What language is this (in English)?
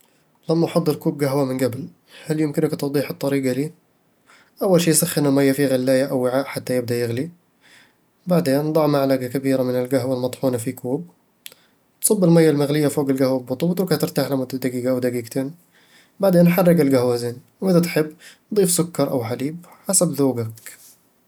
Eastern Egyptian Bedawi Arabic